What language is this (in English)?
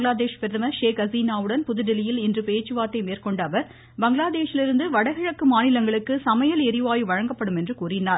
Tamil